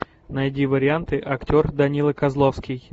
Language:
Russian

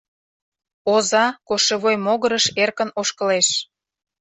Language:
Mari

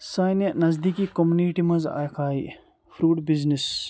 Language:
Kashmiri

